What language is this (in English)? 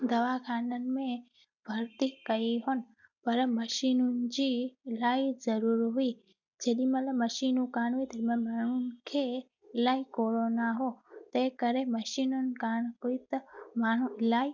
Sindhi